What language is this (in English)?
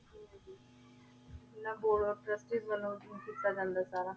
Punjabi